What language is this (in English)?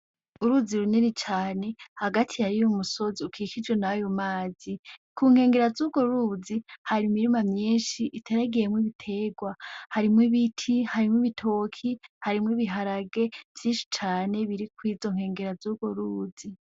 Rundi